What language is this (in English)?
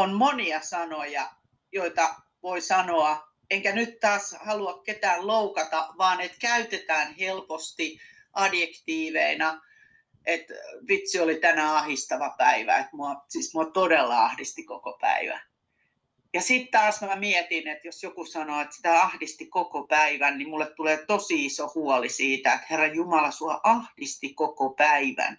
Finnish